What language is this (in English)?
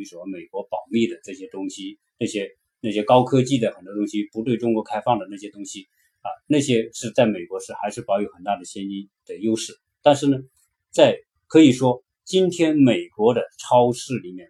Chinese